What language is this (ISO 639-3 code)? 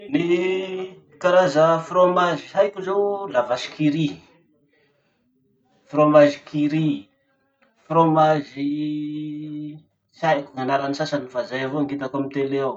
msh